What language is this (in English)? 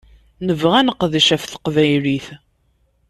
Kabyle